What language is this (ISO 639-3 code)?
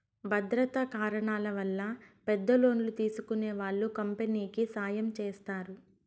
tel